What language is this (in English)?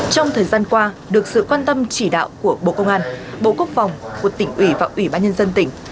Vietnamese